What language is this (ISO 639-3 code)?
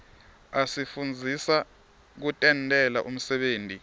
ssw